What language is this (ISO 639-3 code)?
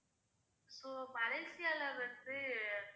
tam